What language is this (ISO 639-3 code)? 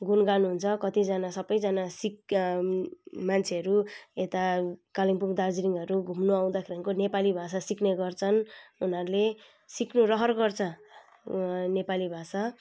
nep